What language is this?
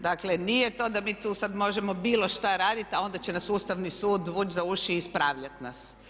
Croatian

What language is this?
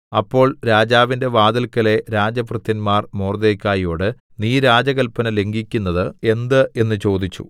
Malayalam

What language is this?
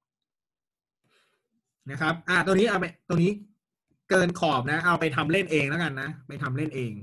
Thai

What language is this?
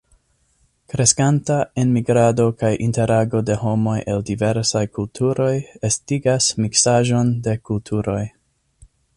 Esperanto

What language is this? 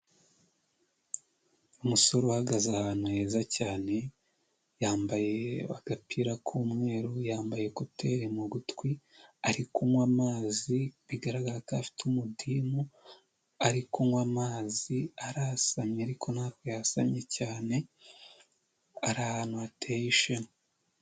Kinyarwanda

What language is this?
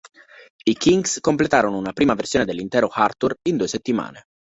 Italian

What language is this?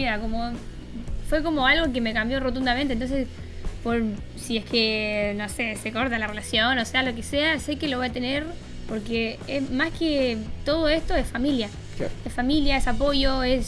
Spanish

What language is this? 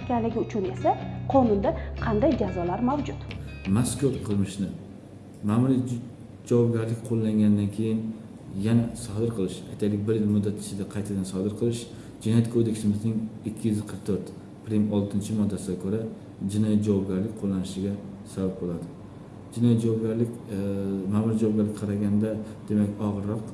Turkish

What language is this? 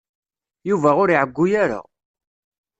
Kabyle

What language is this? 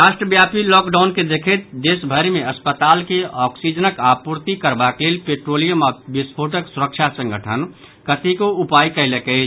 Maithili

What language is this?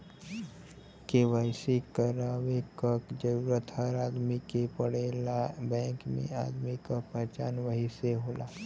Bhojpuri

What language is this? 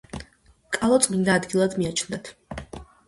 Georgian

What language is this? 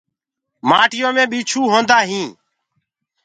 Gurgula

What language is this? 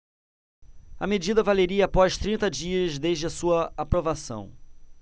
Portuguese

